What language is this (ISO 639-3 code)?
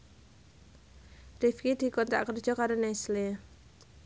jav